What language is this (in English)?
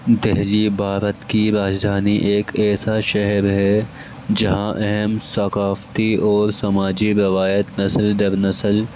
Urdu